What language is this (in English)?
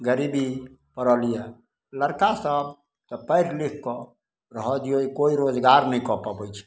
Maithili